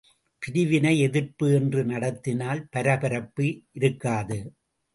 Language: Tamil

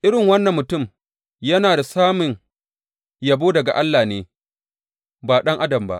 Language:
Hausa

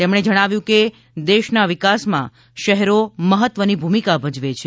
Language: Gujarati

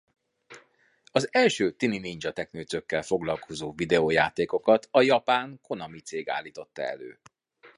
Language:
Hungarian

